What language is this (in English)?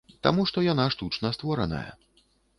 Belarusian